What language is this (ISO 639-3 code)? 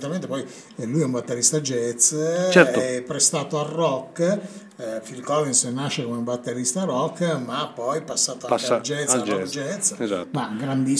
ita